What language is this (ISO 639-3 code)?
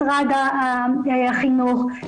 heb